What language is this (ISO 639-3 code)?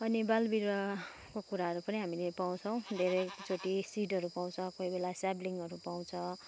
nep